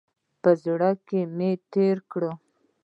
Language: Pashto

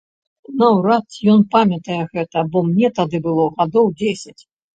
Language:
Belarusian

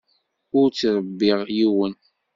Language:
Kabyle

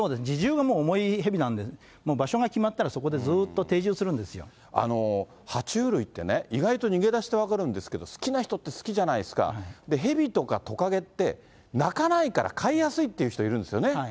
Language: Japanese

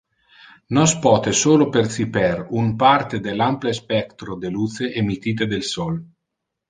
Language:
Interlingua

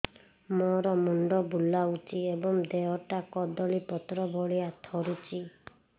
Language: Odia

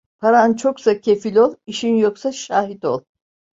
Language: Turkish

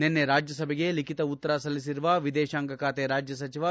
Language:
Kannada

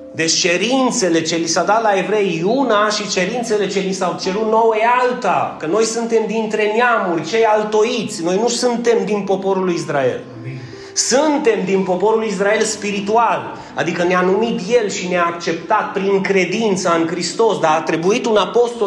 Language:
Romanian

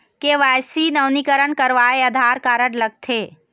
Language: Chhattisgarhi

